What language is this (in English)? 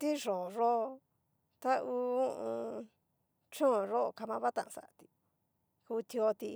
Cacaloxtepec Mixtec